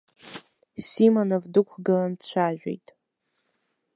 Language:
Abkhazian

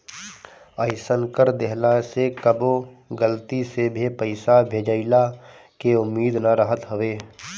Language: Bhojpuri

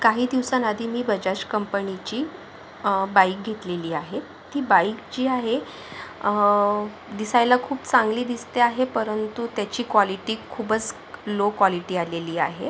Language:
Marathi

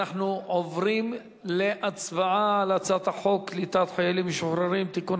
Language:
Hebrew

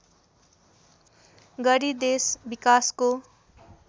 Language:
Nepali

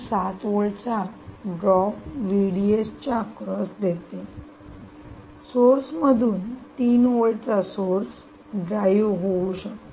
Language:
Marathi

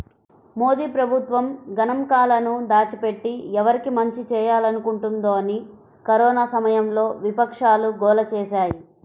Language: Telugu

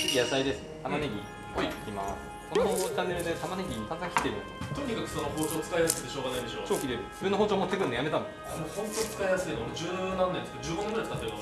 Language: Japanese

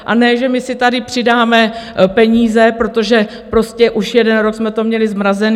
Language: Czech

